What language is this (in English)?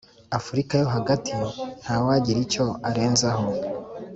Kinyarwanda